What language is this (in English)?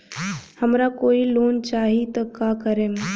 Bhojpuri